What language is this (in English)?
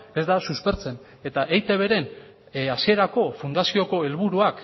Basque